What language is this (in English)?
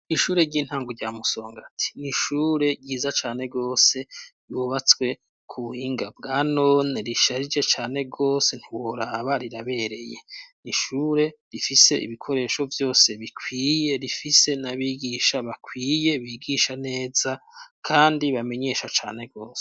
Rundi